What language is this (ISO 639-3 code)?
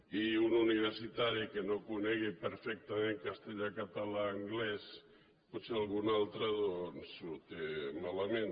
cat